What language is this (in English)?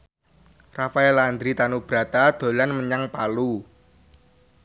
Javanese